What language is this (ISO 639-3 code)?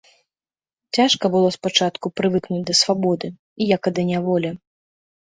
bel